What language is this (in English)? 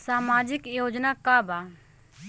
Bhojpuri